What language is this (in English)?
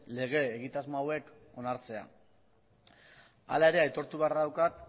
Basque